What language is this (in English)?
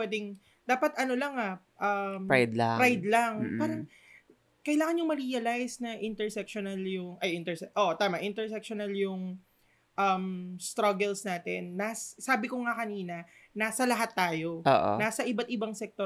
Filipino